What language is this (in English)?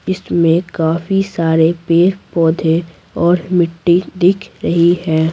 Hindi